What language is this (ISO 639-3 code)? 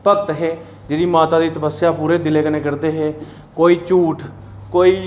doi